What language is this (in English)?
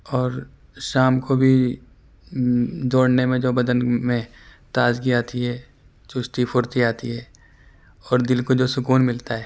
Urdu